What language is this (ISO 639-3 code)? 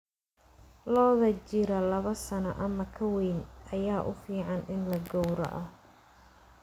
som